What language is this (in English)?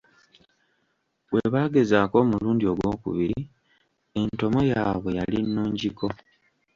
Ganda